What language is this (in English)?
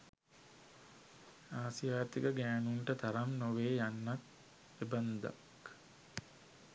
Sinhala